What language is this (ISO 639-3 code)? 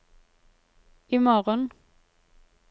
nor